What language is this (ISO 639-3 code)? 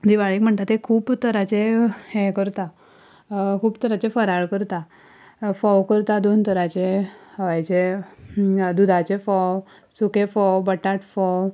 kok